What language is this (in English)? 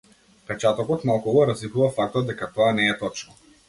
Macedonian